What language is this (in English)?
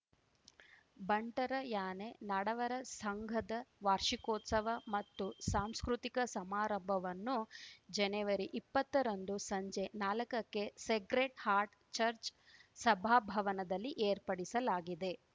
Kannada